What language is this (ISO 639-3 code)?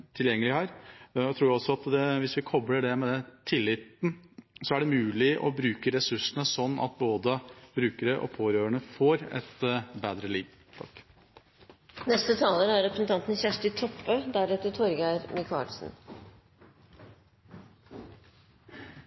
nor